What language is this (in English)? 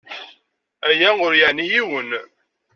Kabyle